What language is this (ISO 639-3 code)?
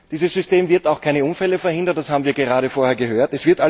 deu